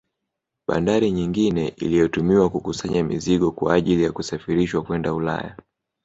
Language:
Swahili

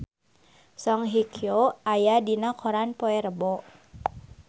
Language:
Sundanese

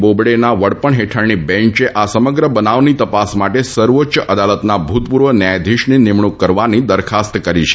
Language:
Gujarati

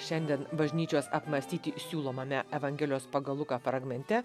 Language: Lithuanian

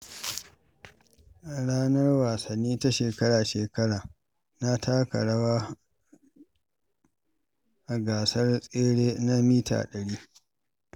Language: Hausa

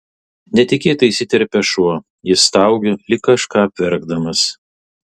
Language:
Lithuanian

